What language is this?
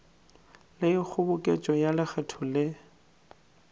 Northern Sotho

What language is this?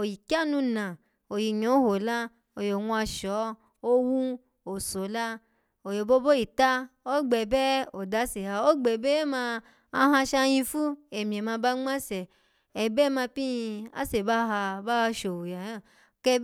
Alago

